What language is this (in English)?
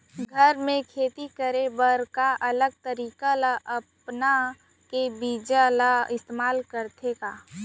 Chhattisgarhi